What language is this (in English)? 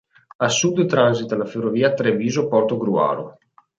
Italian